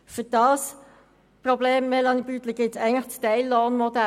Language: Swiss German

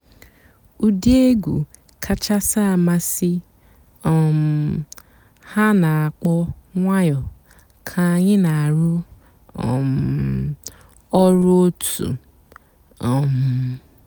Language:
Igbo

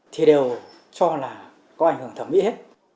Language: Vietnamese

